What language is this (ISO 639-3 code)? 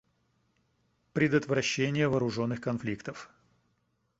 rus